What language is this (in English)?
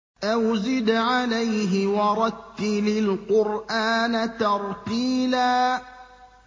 Arabic